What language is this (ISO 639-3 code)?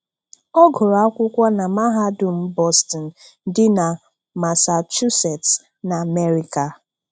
ibo